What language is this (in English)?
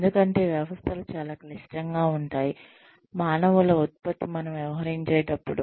Telugu